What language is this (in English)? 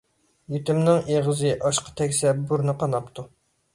Uyghur